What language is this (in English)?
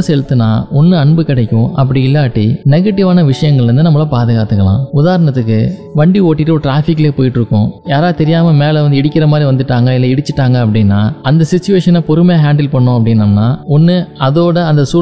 Tamil